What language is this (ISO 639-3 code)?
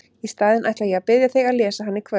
isl